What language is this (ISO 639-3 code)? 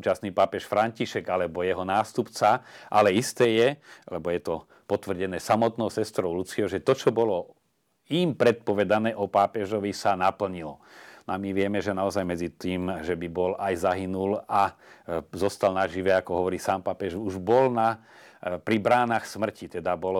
slk